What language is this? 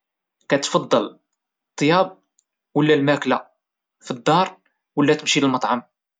Moroccan Arabic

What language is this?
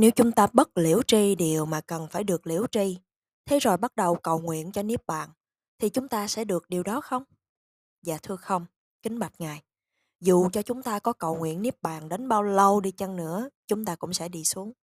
Vietnamese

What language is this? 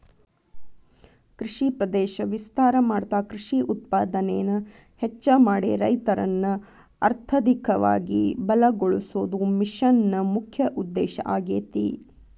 Kannada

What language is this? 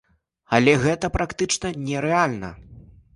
Belarusian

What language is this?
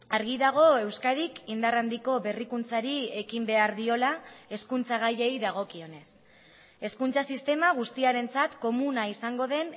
Basque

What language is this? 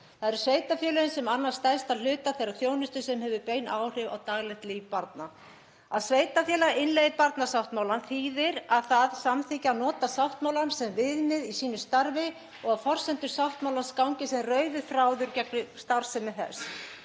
Icelandic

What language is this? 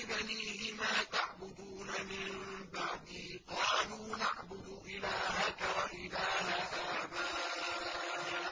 Arabic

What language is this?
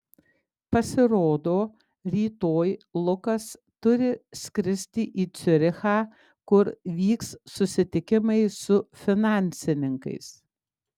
Lithuanian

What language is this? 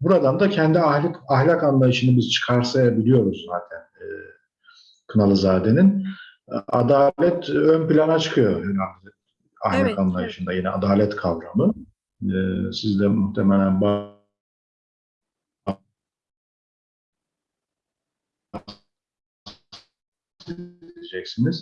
Turkish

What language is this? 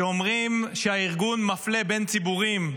Hebrew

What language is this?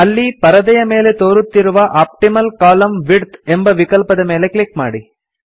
Kannada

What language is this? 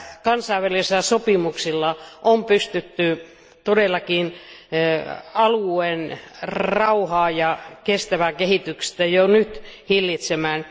Finnish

